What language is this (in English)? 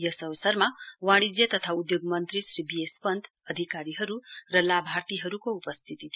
Nepali